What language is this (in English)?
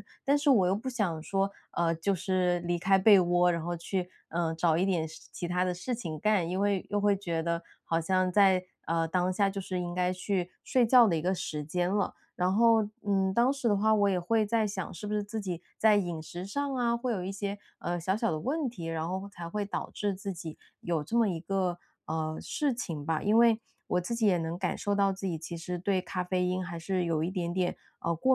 Chinese